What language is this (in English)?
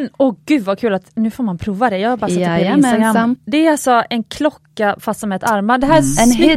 Swedish